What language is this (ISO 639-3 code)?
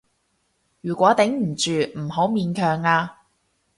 yue